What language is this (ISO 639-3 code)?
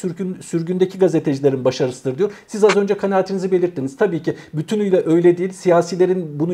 tur